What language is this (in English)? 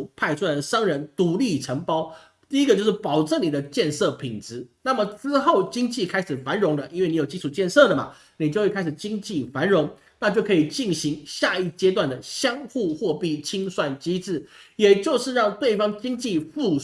Chinese